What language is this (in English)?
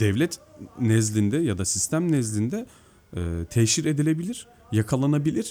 Turkish